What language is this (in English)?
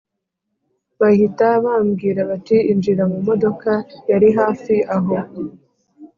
Kinyarwanda